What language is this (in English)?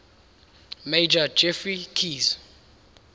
English